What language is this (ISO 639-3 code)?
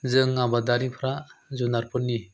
brx